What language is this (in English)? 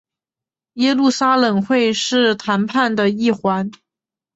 Chinese